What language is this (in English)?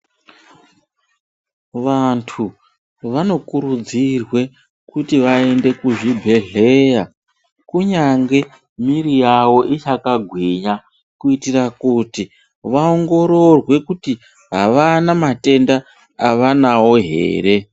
Ndau